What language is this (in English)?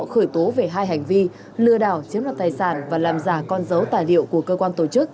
Vietnamese